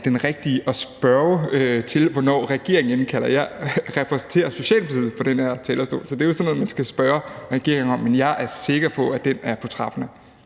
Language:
Danish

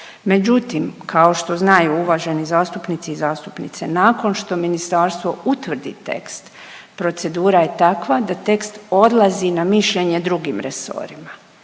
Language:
Croatian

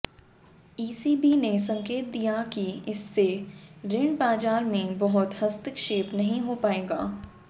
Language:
Hindi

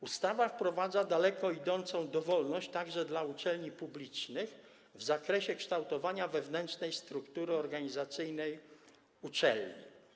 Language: Polish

